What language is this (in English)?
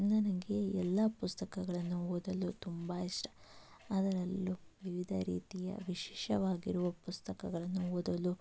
Kannada